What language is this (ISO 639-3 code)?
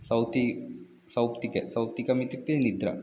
san